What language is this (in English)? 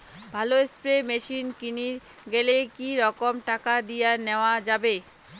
Bangla